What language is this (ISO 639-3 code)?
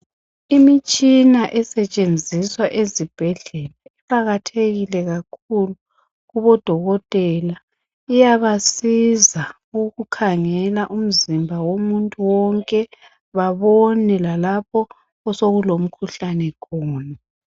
nde